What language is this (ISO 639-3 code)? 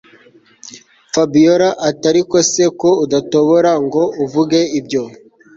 kin